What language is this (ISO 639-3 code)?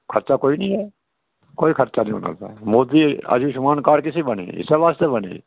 doi